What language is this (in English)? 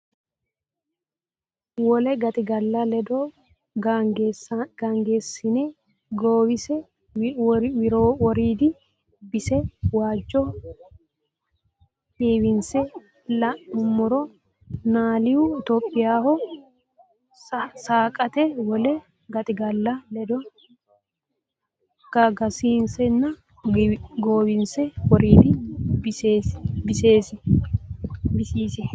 Sidamo